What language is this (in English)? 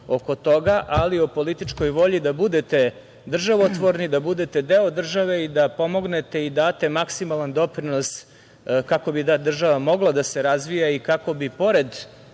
Serbian